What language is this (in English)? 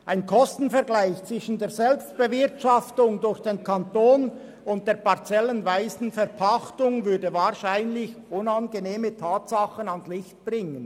Swiss German